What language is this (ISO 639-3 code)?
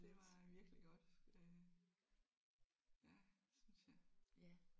dan